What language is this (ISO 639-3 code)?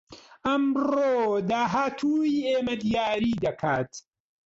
ckb